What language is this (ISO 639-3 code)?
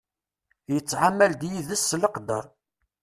kab